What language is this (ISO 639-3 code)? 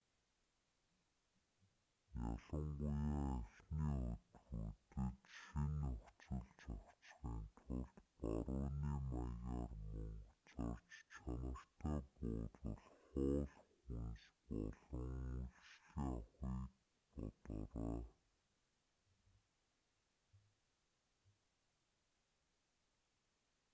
mon